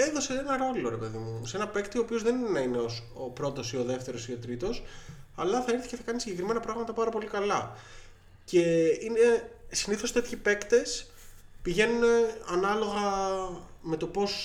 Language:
Greek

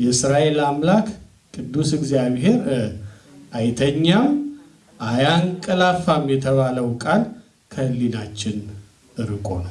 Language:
Turkish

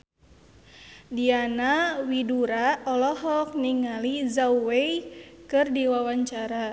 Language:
Sundanese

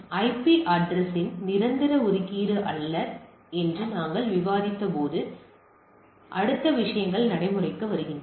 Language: Tamil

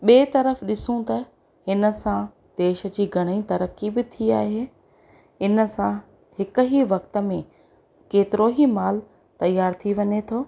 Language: Sindhi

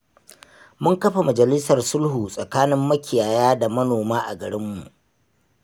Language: Hausa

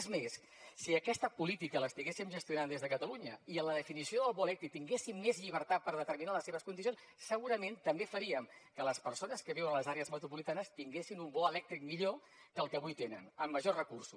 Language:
Catalan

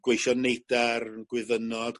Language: Welsh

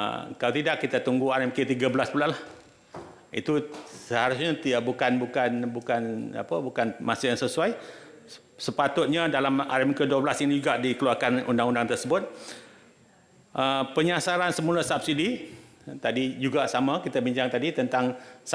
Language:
Malay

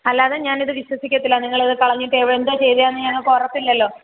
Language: Malayalam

